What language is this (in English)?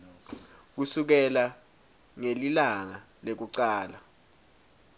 Swati